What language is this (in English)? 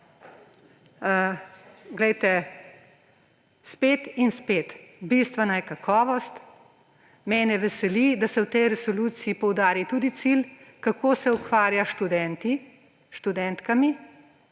Slovenian